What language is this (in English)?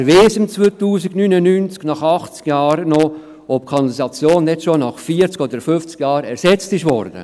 Swiss German